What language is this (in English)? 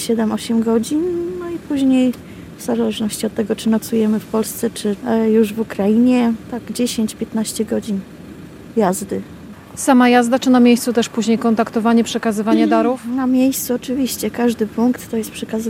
Polish